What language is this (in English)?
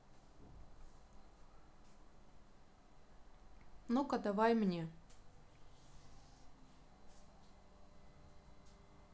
Russian